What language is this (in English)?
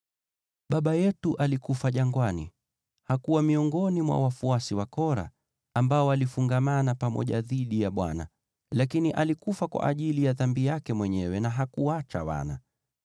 Swahili